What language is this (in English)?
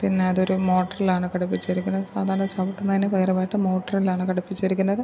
Malayalam